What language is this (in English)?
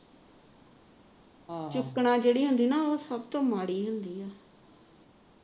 Punjabi